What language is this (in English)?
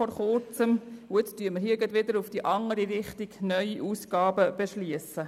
Swiss German